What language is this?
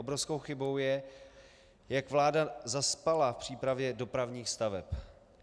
Czech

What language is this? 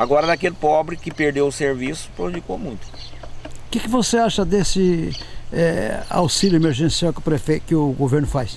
Portuguese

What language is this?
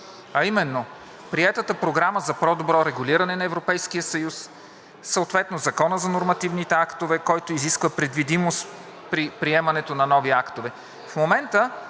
Bulgarian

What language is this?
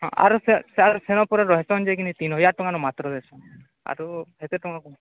Odia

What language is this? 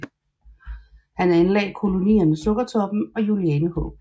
Danish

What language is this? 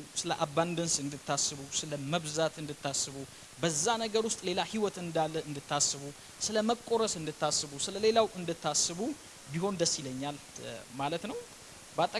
Amharic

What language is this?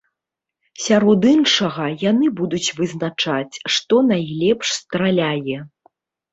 Belarusian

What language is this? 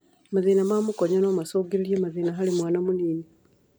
Kikuyu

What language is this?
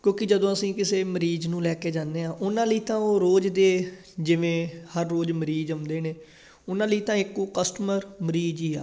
Punjabi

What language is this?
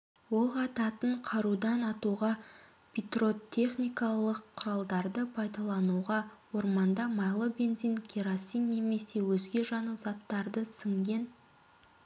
Kazakh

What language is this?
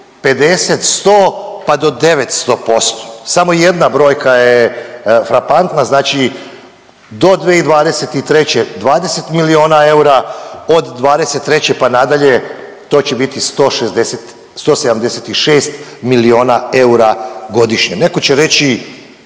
Croatian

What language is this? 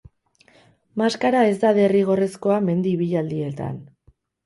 Basque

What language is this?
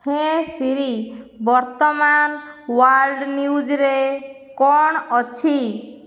Odia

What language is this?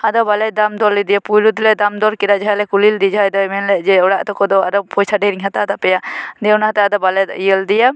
Santali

